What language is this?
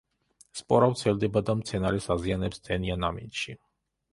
Georgian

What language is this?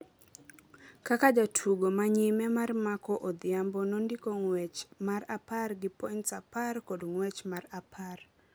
Luo (Kenya and Tanzania)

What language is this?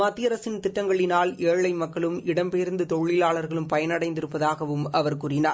Tamil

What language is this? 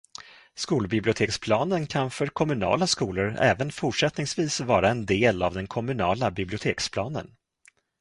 Swedish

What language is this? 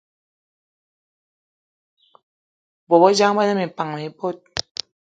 Eton (Cameroon)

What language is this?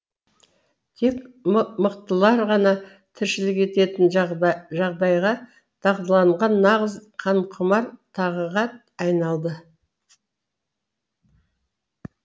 Kazakh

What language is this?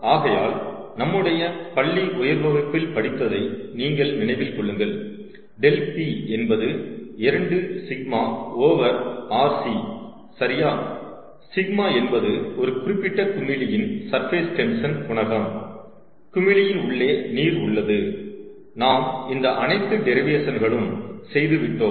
Tamil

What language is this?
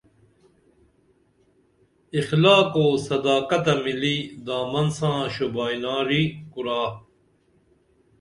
Dameli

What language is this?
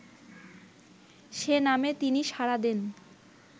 Bangla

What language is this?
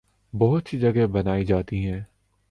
Urdu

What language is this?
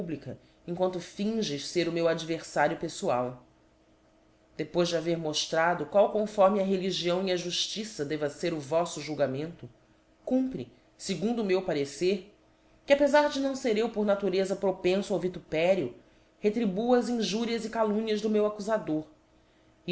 Portuguese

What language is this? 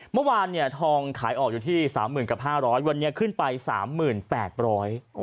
Thai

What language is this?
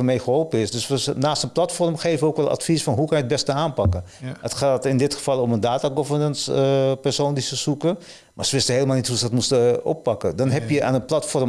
Dutch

